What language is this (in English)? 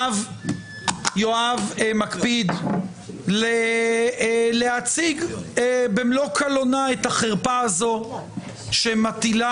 Hebrew